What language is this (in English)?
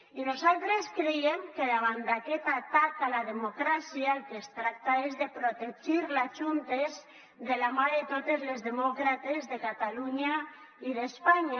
Catalan